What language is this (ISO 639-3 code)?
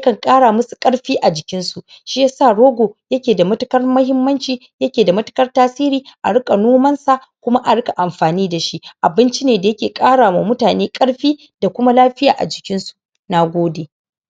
hau